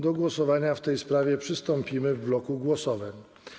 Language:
Polish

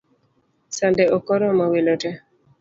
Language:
Luo (Kenya and Tanzania)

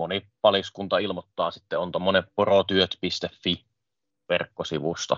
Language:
Finnish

